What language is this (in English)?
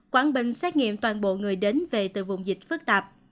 Vietnamese